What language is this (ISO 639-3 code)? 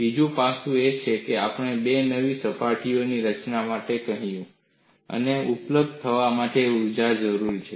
guj